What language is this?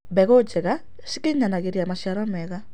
Kikuyu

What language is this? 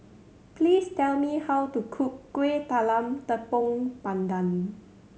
English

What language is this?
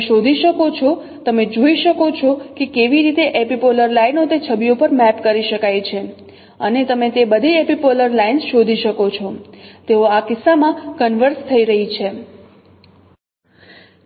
Gujarati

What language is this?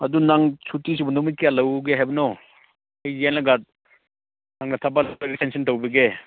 Manipuri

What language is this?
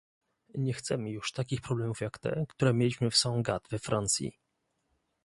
Polish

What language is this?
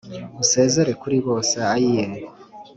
Kinyarwanda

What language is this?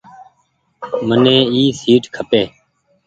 Goaria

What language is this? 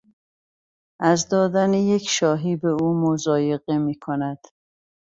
Persian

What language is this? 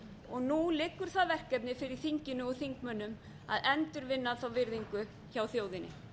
Icelandic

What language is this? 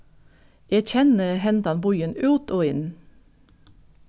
Faroese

